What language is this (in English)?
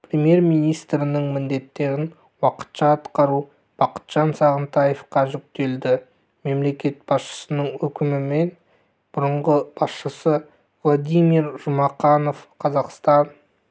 Kazakh